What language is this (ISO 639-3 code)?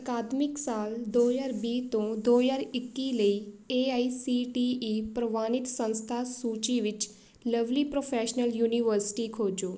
pan